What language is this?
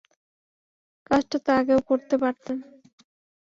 Bangla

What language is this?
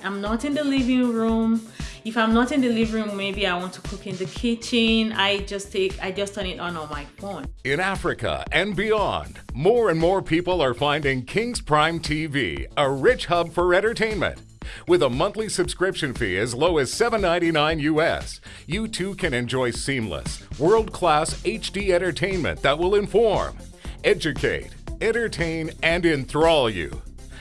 English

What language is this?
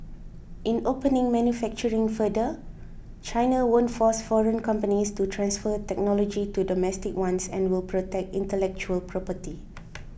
English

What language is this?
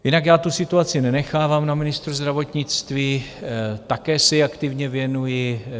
Czech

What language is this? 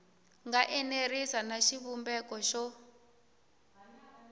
Tsonga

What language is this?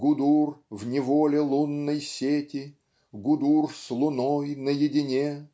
Russian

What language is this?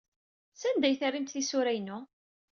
Kabyle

